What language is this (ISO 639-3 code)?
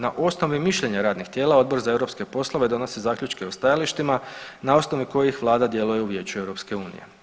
hrv